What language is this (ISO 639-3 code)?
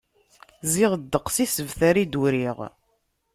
kab